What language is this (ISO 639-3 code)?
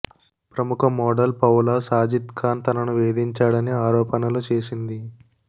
tel